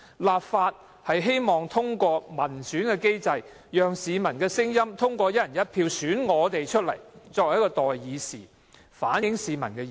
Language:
Cantonese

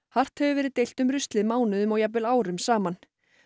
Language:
Icelandic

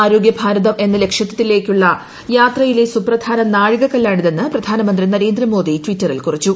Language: Malayalam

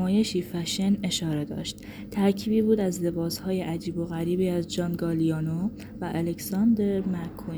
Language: Persian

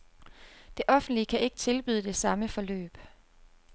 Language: Danish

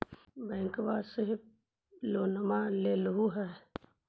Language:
Magahi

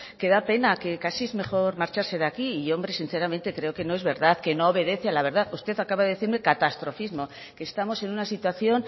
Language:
Spanish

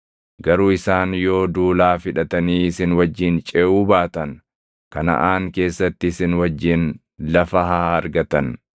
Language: Oromo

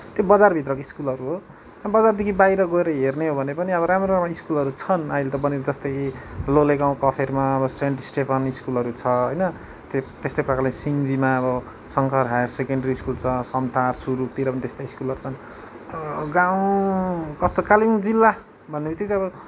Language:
Nepali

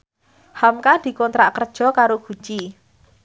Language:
Javanese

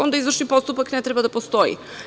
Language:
Serbian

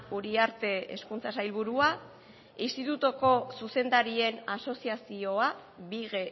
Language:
Basque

